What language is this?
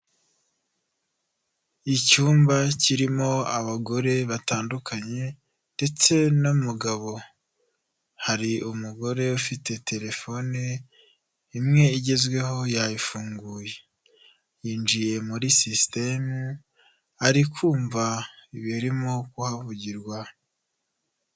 Kinyarwanda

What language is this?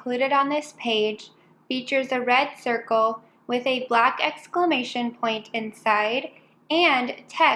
English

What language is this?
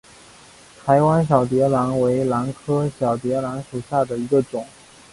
Chinese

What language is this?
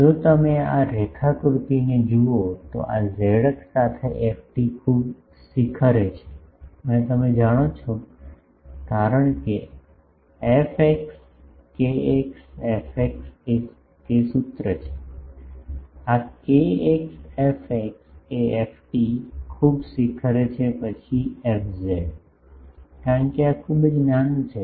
Gujarati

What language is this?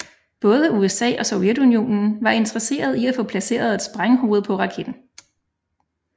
Danish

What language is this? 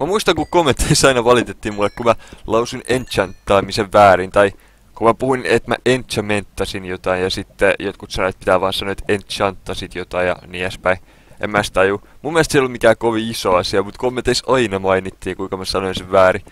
Finnish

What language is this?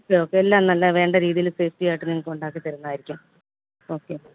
Malayalam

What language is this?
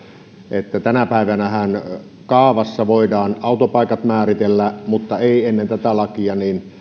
Finnish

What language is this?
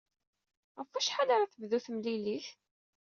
Kabyle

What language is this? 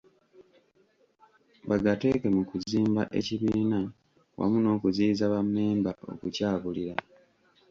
Ganda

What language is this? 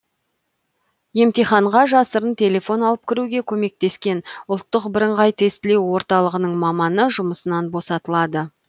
Kazakh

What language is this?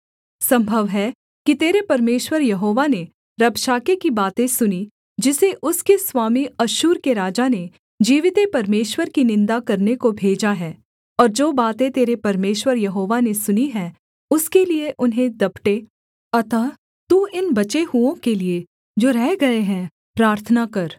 Hindi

